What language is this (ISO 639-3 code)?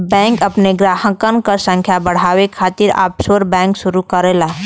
bho